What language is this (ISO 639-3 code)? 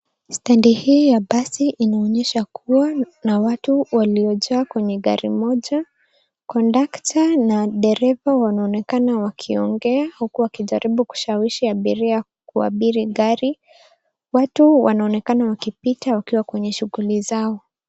swa